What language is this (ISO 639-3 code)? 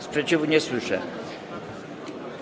pol